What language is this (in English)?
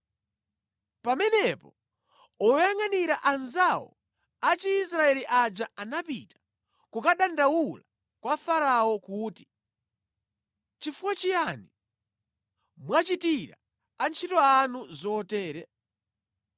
Nyanja